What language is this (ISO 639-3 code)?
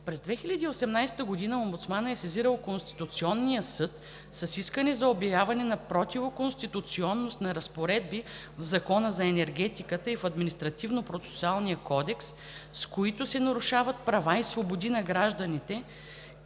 bul